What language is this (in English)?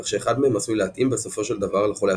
Hebrew